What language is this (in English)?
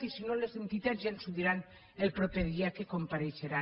Catalan